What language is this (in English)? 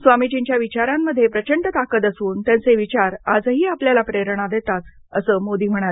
Marathi